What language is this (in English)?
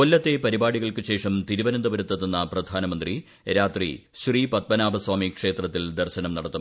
Malayalam